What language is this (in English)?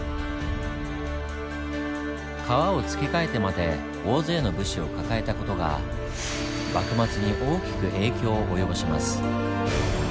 Japanese